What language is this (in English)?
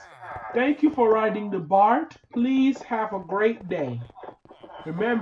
English